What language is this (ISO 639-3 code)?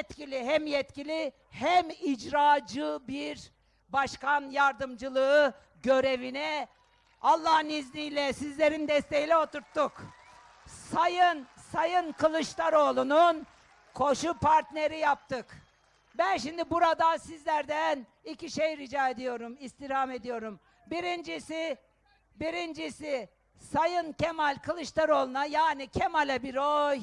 tur